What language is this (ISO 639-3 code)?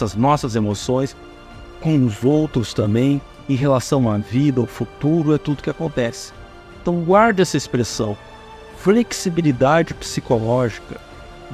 por